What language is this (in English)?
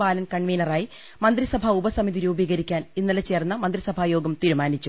Malayalam